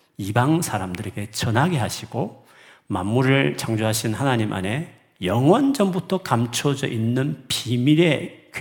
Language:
Korean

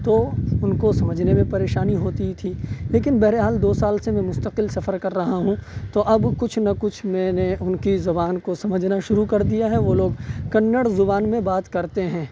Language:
Urdu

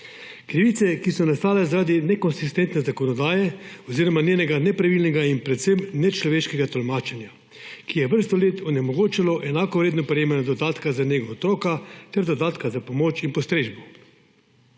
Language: Slovenian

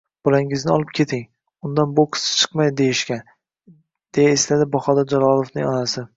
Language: Uzbek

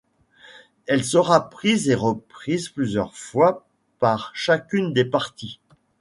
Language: French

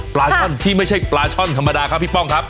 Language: Thai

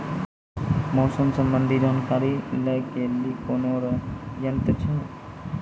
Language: Maithili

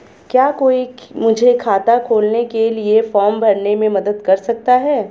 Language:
Hindi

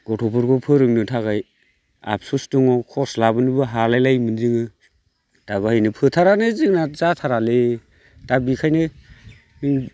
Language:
Bodo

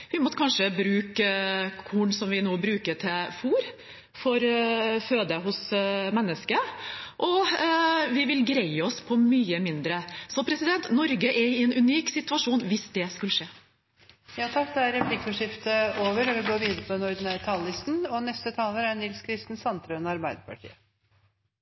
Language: Norwegian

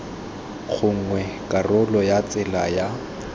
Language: Tswana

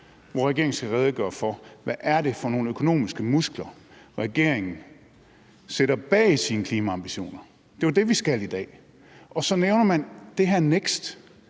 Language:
Danish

